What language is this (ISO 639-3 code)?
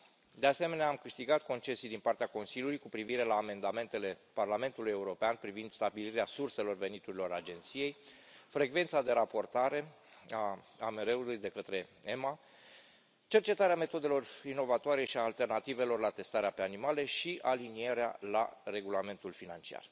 ron